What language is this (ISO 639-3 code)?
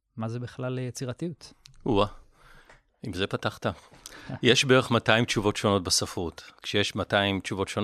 heb